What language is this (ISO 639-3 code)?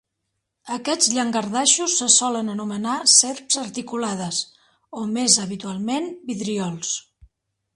cat